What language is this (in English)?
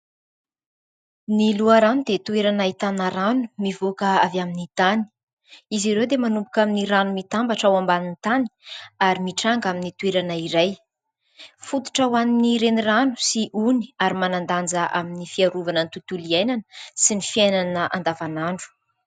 Malagasy